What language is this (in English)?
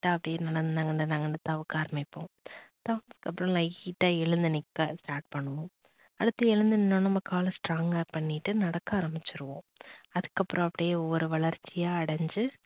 Tamil